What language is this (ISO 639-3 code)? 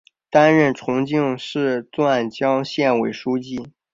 zho